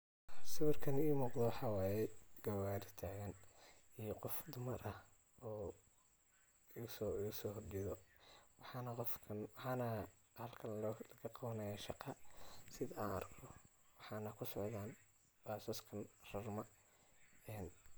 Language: Somali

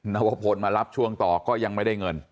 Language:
Thai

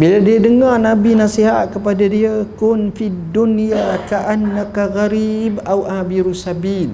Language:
Malay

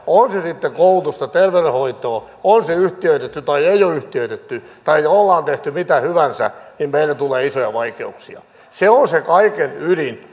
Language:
Finnish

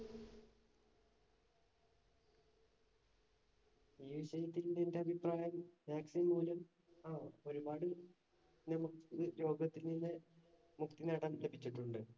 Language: Malayalam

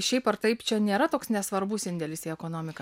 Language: Lithuanian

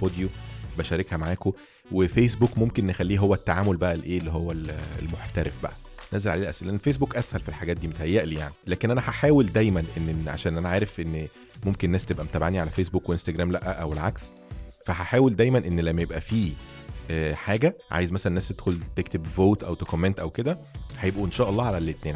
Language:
Arabic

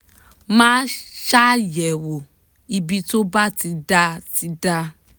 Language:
Yoruba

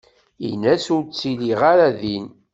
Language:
Kabyle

